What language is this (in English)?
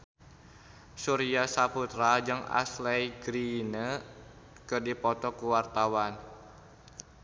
Sundanese